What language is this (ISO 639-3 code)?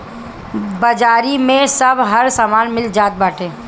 bho